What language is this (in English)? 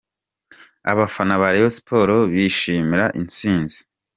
Kinyarwanda